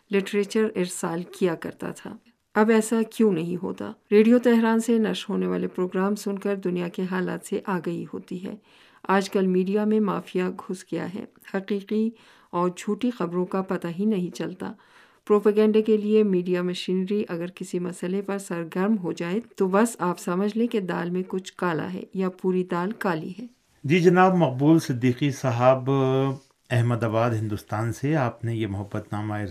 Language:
Urdu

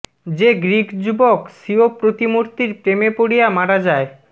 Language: Bangla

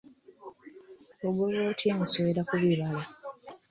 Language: Ganda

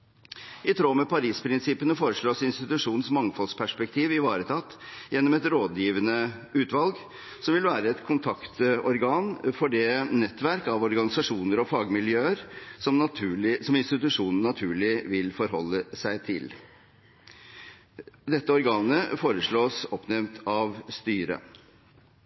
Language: Norwegian Bokmål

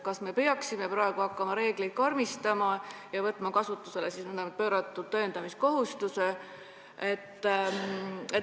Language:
Estonian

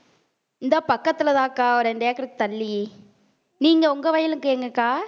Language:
Tamil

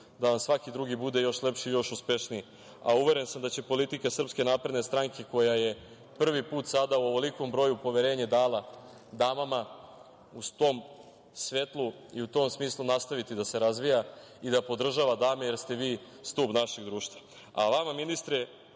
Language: Serbian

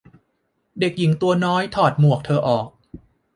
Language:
Thai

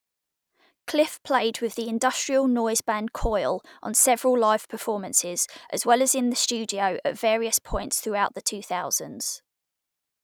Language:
English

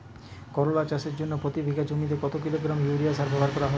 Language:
Bangla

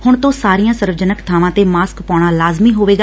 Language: Punjabi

